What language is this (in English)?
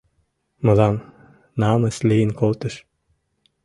Mari